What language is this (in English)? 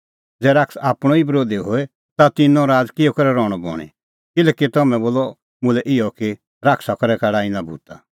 Kullu Pahari